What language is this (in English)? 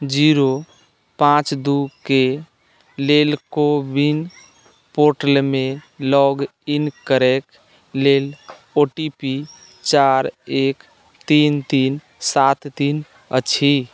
Maithili